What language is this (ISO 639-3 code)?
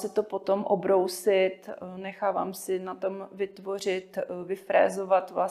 ces